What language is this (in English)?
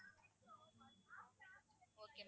Tamil